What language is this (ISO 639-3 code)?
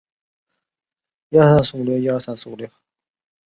zho